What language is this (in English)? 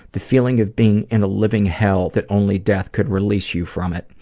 English